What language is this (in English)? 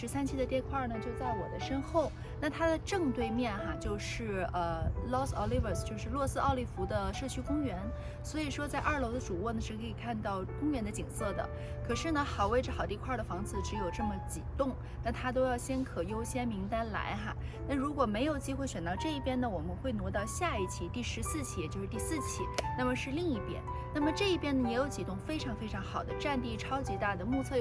Chinese